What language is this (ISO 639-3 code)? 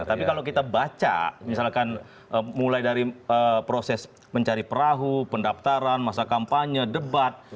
ind